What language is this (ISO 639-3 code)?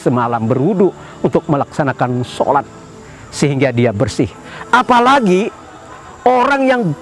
ind